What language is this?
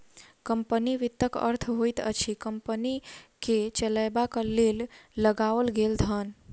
Maithili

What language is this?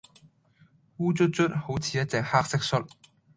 Cantonese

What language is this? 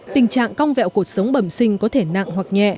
Vietnamese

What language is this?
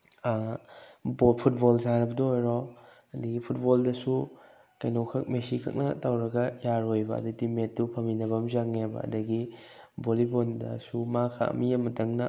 Manipuri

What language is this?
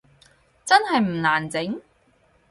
Cantonese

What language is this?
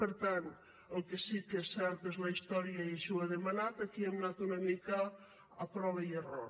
Catalan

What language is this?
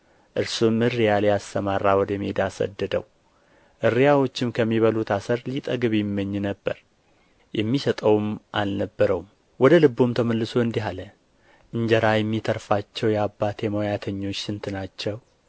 Amharic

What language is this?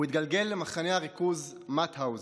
Hebrew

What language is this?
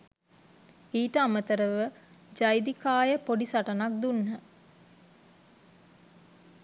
Sinhala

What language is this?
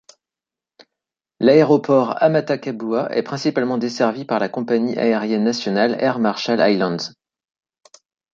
French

